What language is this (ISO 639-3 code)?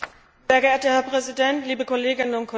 deu